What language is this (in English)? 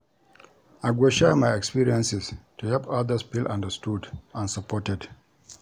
Nigerian Pidgin